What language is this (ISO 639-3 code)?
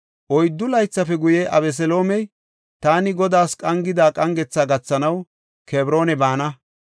gof